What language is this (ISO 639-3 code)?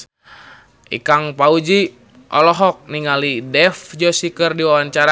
sun